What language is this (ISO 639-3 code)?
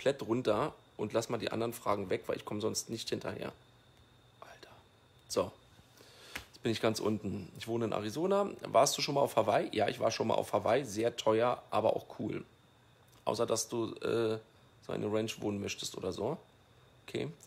deu